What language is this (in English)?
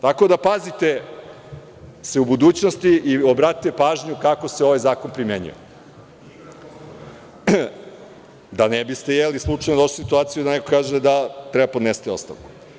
Serbian